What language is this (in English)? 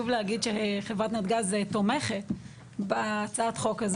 Hebrew